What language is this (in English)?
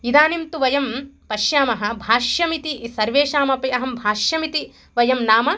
Sanskrit